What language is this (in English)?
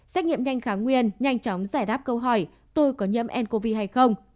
Vietnamese